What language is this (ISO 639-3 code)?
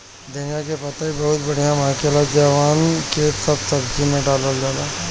bho